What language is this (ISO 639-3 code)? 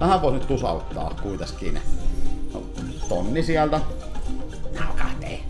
fin